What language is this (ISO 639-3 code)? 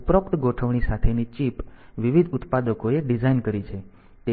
guj